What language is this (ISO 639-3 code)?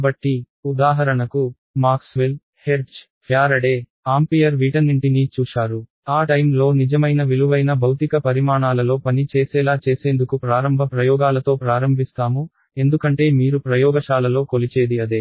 tel